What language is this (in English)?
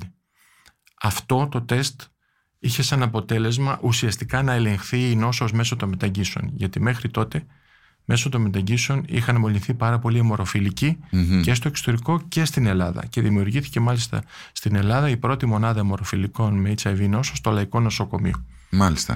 Greek